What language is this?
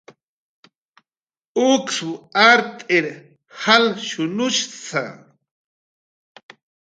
Jaqaru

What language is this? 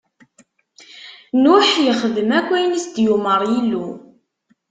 Kabyle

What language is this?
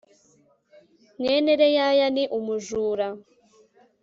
Kinyarwanda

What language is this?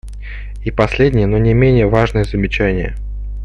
Russian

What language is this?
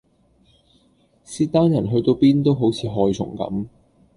Cantonese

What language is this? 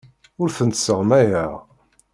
Kabyle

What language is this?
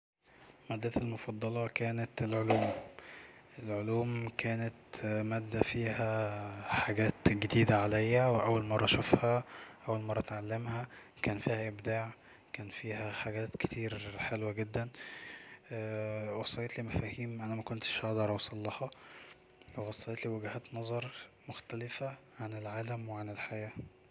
Egyptian Arabic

